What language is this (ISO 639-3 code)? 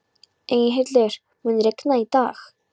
isl